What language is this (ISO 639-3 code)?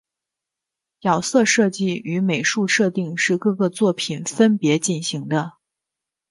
zho